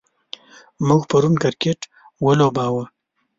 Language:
Pashto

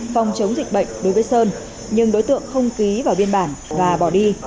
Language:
Vietnamese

